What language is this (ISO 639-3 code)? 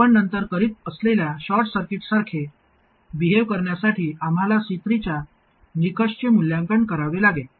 mar